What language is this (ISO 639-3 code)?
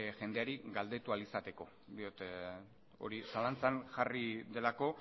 eus